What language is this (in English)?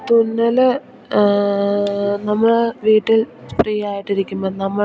Malayalam